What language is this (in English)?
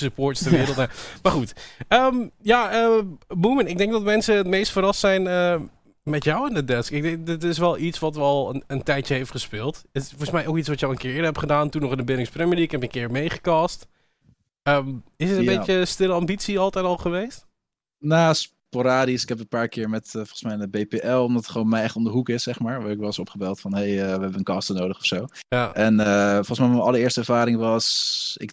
Dutch